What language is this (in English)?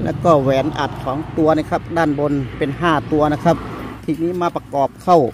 Thai